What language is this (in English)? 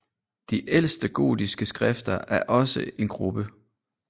Danish